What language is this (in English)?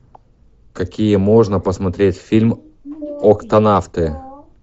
Russian